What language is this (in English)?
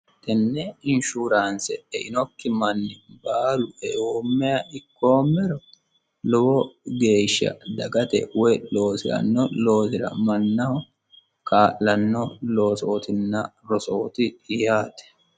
Sidamo